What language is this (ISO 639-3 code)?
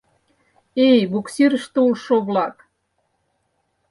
chm